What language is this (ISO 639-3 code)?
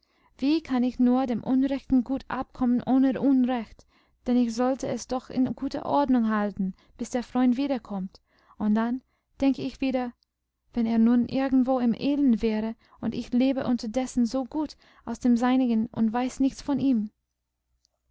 deu